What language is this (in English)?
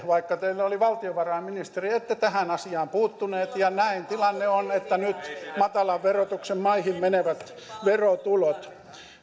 Finnish